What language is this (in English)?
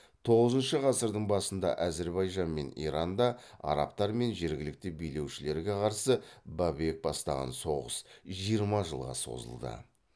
Kazakh